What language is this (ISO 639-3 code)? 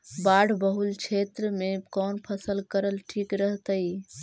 mag